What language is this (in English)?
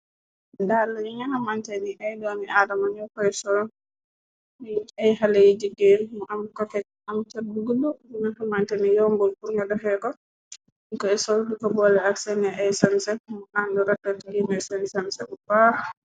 Wolof